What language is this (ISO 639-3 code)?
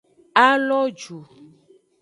ajg